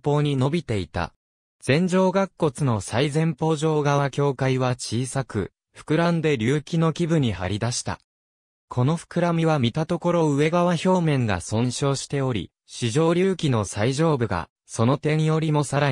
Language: Japanese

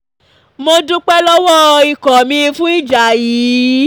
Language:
Yoruba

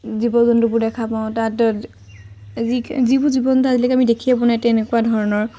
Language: Assamese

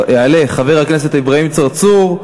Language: Hebrew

